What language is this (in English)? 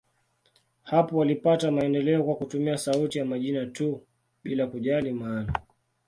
Swahili